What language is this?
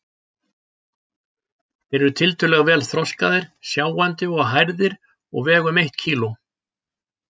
Icelandic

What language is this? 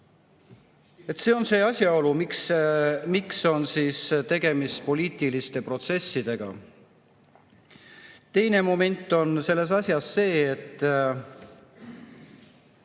Estonian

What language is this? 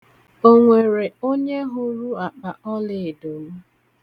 Igbo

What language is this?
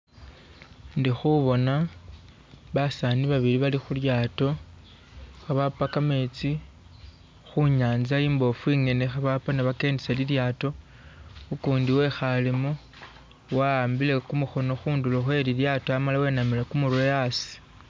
Masaaba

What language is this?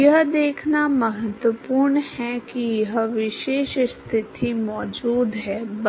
Hindi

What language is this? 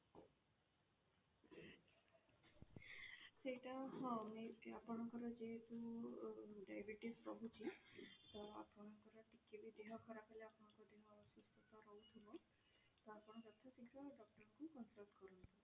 Odia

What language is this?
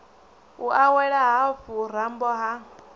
Venda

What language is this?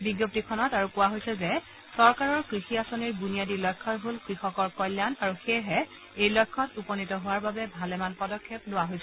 Assamese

